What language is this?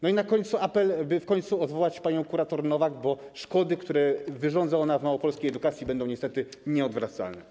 Polish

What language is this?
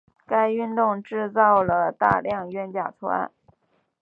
Chinese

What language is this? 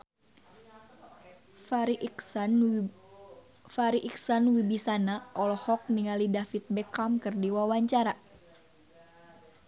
Sundanese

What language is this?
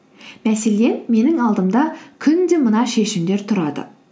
Kazakh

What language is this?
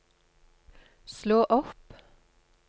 Norwegian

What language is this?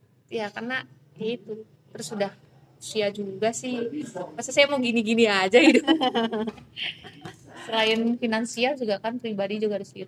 Indonesian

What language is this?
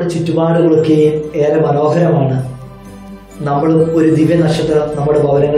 Arabic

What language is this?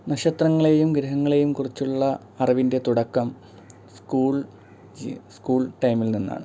Malayalam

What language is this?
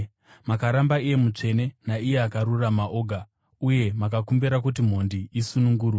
Shona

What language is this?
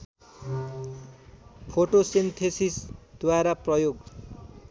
Nepali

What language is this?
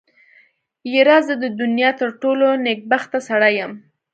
Pashto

